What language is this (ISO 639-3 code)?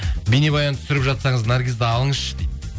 kaz